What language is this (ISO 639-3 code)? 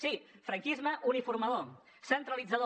cat